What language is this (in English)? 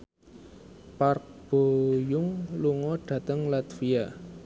Javanese